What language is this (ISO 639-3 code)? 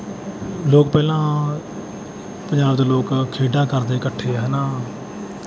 pan